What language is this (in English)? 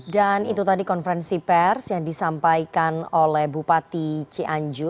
Indonesian